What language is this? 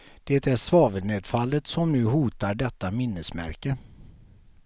Swedish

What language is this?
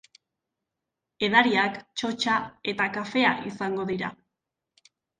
Basque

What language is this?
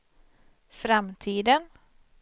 Swedish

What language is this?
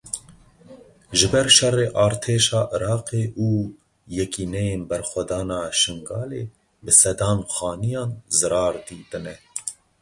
Kurdish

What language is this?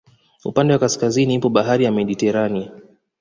Swahili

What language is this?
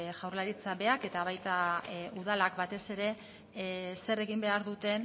Basque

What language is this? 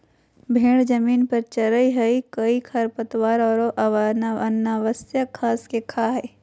Magahi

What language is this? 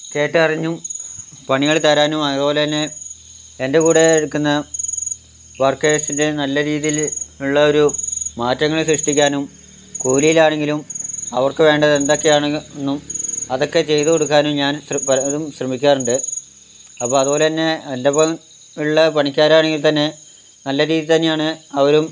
Malayalam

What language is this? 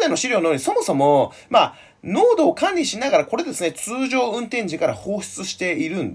Japanese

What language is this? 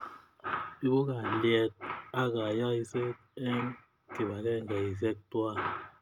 Kalenjin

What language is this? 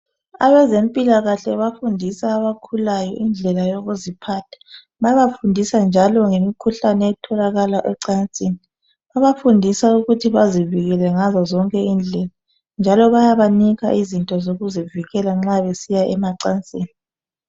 North Ndebele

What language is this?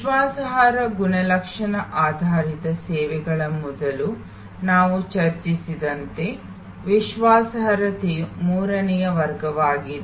Kannada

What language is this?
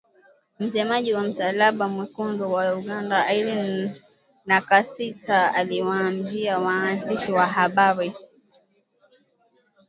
Swahili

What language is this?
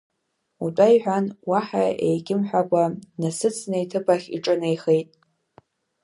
Abkhazian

